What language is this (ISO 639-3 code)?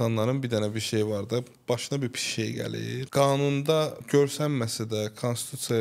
tur